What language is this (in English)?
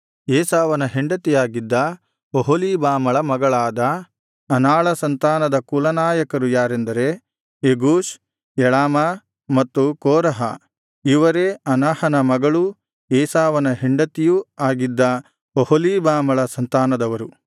Kannada